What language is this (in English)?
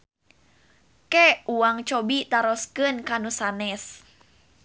Sundanese